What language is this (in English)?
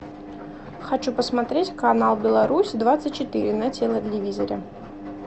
Russian